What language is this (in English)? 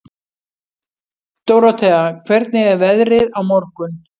Icelandic